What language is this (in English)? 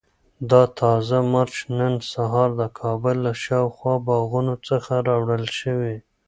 Pashto